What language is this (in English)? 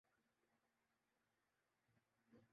Urdu